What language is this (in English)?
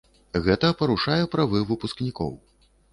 Belarusian